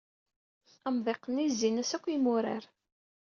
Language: Kabyle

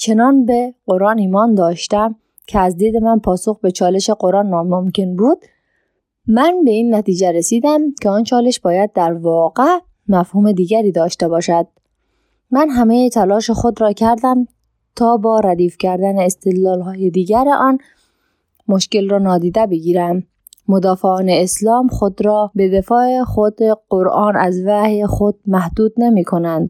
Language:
Persian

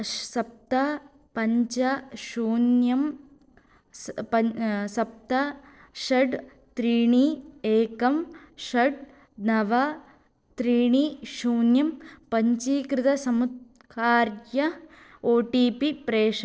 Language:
Sanskrit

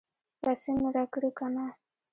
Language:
Pashto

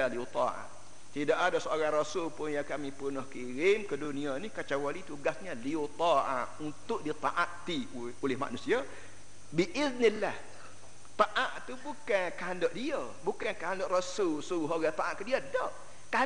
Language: Malay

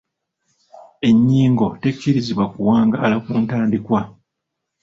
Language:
Ganda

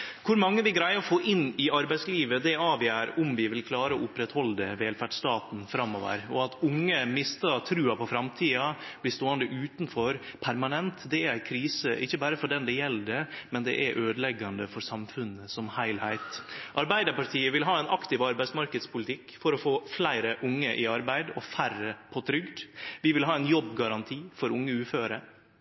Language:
Norwegian Nynorsk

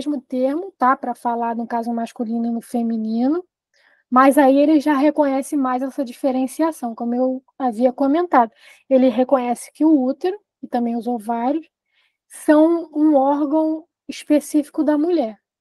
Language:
Portuguese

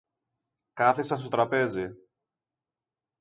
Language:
Greek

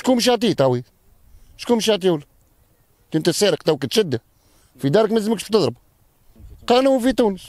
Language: Arabic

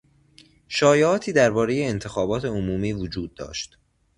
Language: Persian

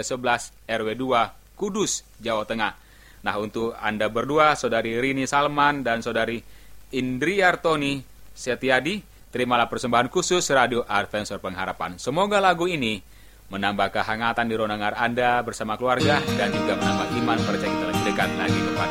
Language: Indonesian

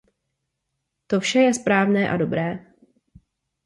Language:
Czech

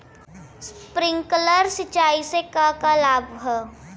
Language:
Bhojpuri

